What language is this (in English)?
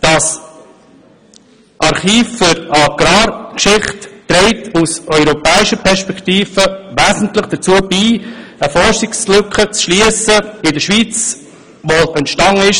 Swiss German